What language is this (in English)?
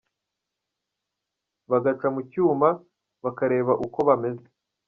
Kinyarwanda